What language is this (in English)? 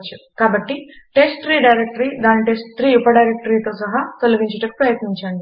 Telugu